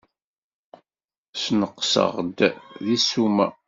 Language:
Kabyle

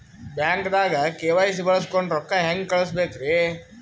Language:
Kannada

